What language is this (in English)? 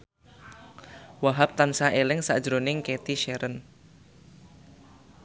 Javanese